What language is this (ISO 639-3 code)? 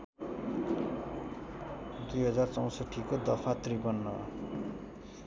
nep